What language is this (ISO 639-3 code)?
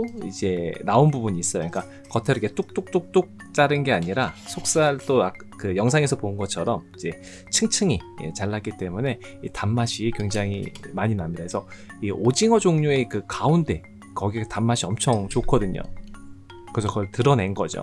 kor